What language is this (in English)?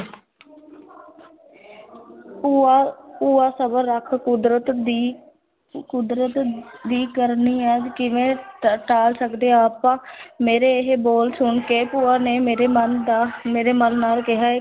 Punjabi